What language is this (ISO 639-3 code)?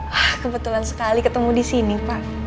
ind